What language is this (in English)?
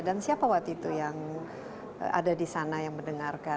Indonesian